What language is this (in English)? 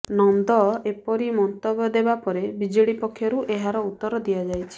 Odia